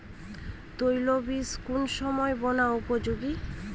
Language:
Bangla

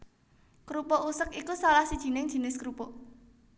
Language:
Javanese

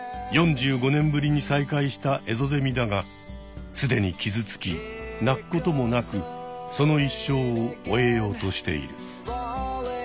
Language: Japanese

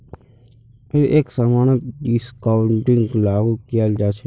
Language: Magahi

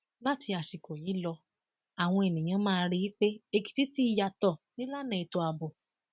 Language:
Yoruba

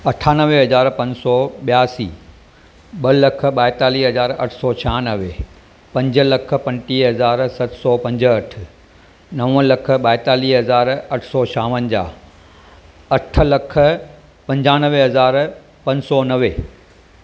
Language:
Sindhi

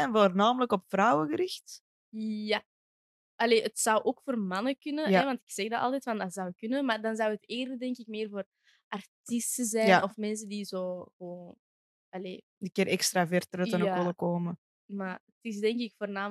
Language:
Dutch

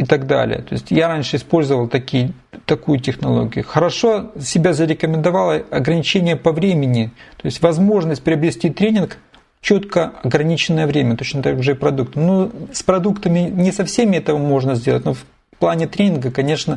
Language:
Russian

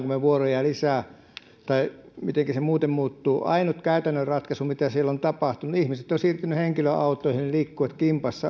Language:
Finnish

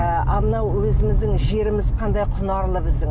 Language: Kazakh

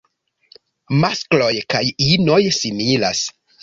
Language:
Esperanto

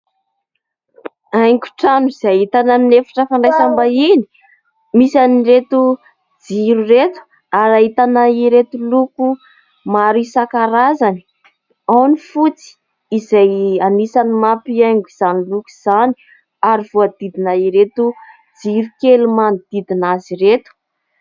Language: Malagasy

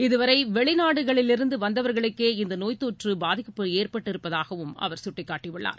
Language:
Tamil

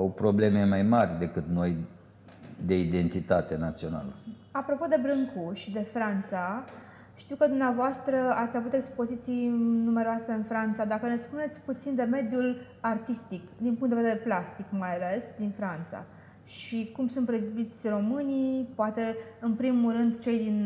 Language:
Romanian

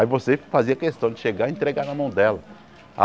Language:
Portuguese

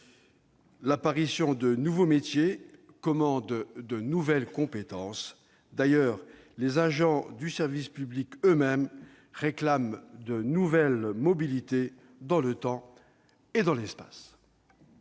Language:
French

